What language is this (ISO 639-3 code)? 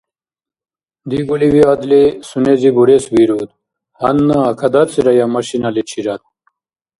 dar